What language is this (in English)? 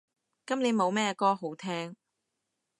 Cantonese